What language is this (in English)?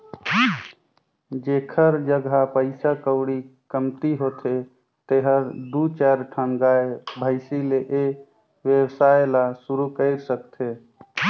Chhattisgarhi